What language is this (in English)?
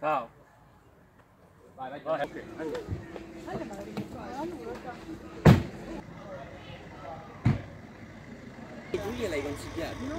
Italian